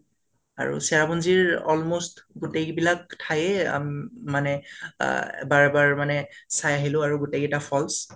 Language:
Assamese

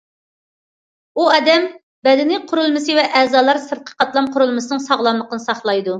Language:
Uyghur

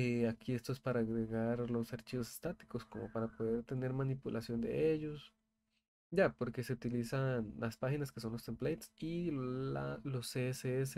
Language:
Spanish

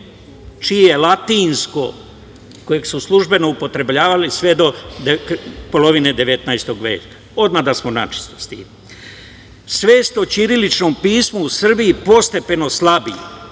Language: Serbian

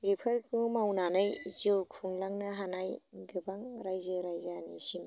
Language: Bodo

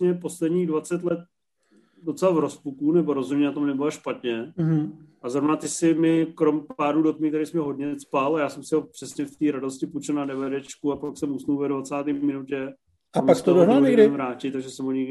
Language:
Czech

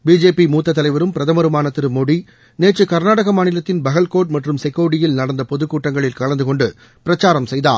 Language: Tamil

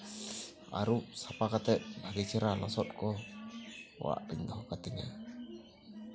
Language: Santali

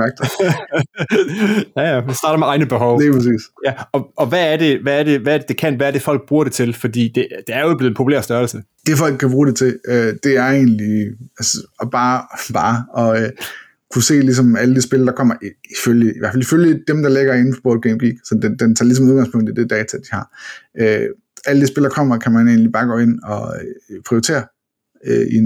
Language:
Danish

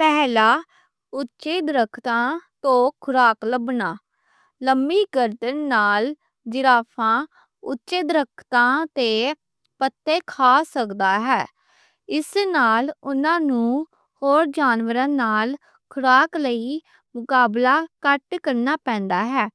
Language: Western Panjabi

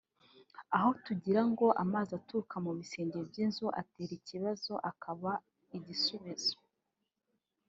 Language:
Kinyarwanda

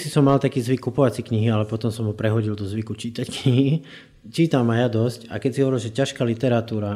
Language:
Slovak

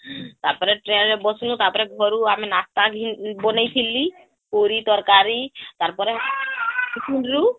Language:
Odia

